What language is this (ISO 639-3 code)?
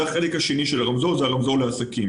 heb